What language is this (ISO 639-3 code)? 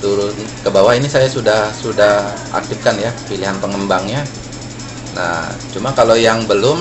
ind